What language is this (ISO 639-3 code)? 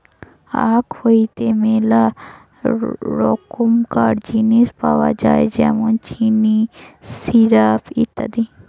ben